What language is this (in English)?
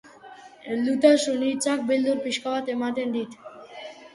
Basque